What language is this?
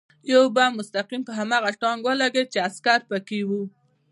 Pashto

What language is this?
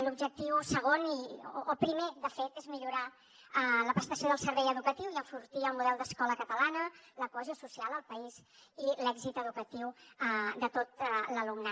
Catalan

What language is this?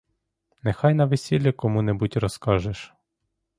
Ukrainian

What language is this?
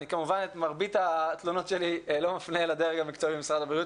Hebrew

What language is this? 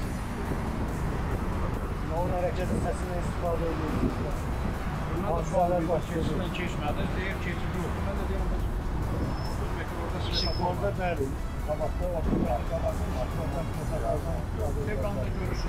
Turkish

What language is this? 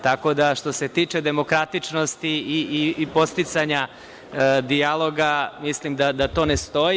Serbian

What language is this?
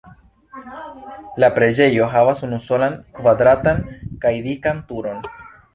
Esperanto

